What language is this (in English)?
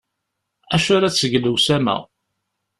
Kabyle